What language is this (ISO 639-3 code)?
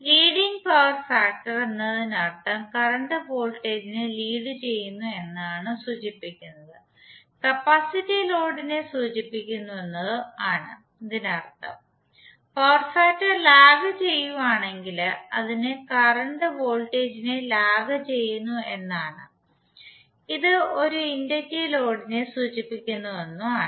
mal